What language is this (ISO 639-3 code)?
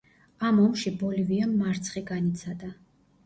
kat